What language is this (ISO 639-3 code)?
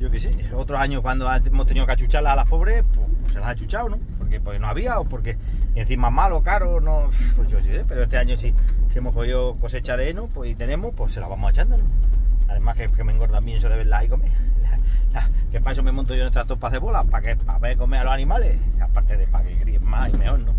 spa